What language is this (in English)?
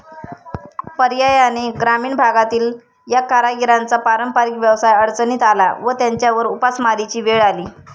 Marathi